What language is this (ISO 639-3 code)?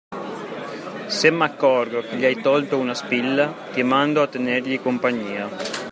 ita